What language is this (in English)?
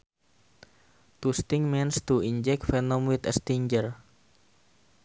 Sundanese